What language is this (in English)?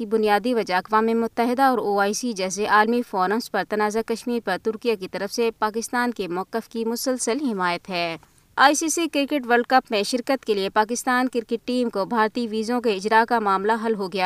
Urdu